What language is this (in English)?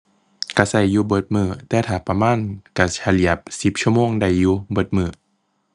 Thai